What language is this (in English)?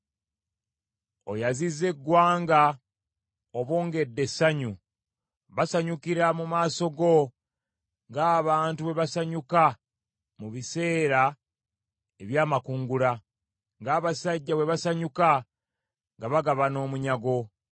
Ganda